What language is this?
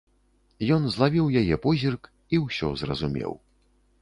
Belarusian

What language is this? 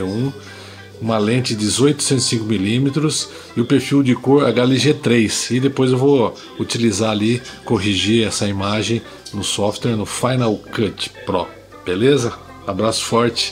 Portuguese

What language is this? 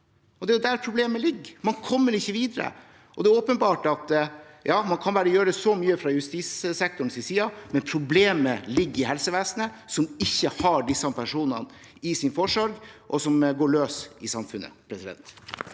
Norwegian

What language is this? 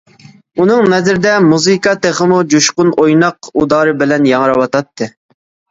Uyghur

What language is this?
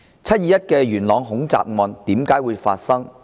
Cantonese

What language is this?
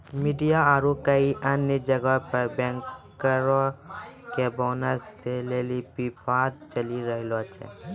Maithili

